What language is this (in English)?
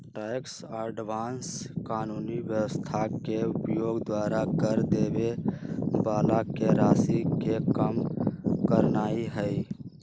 Magahi